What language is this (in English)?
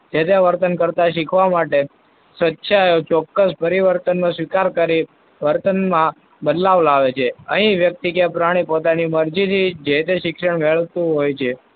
Gujarati